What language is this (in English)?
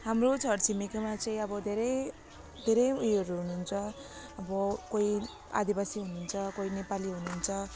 Nepali